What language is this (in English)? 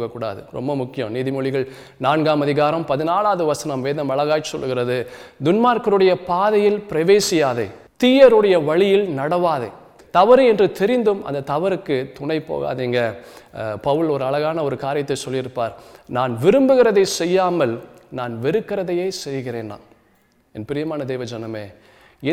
Tamil